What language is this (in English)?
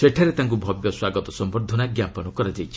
Odia